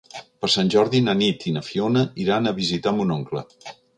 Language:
Catalan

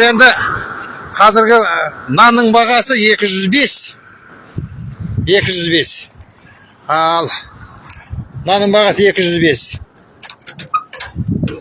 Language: Turkish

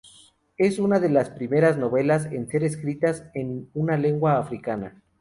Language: Spanish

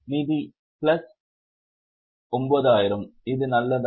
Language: Tamil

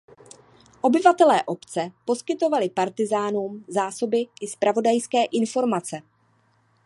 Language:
Czech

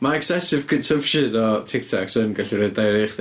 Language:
Welsh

